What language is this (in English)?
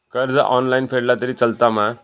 Marathi